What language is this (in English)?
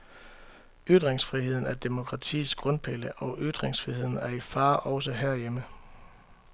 Danish